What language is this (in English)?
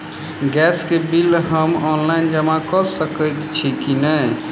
Maithili